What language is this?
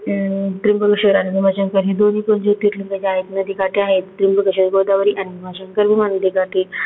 Marathi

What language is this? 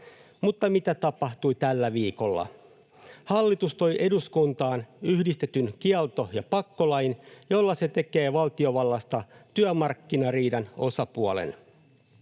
Finnish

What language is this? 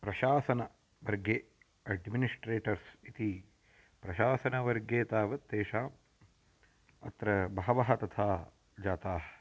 Sanskrit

